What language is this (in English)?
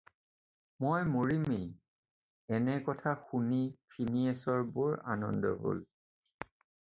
Assamese